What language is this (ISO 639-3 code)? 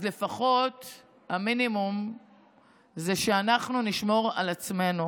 heb